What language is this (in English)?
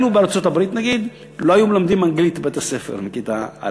Hebrew